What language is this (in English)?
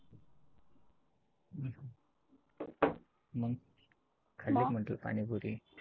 Marathi